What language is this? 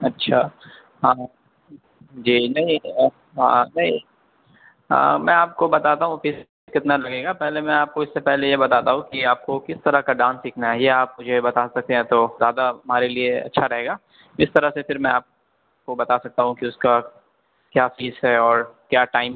Urdu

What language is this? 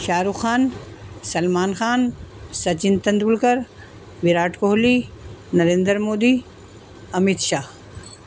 Urdu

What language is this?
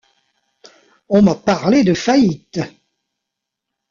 French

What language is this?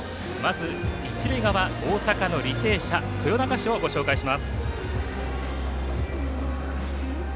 Japanese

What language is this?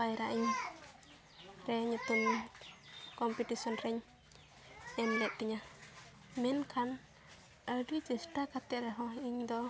Santali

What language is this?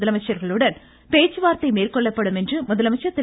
Tamil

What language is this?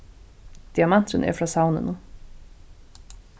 Faroese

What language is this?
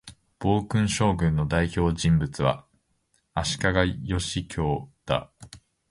Japanese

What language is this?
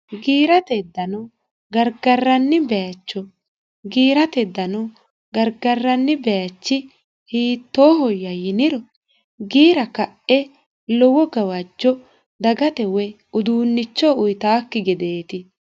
Sidamo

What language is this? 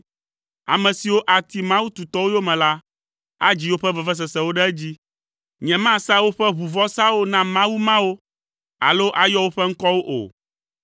Ewe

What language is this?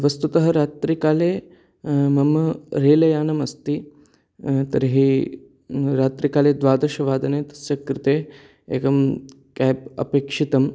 Sanskrit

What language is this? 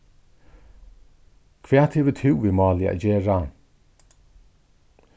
Faroese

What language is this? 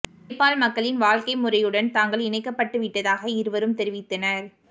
Tamil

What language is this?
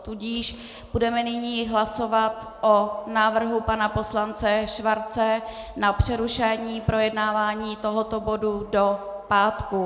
Czech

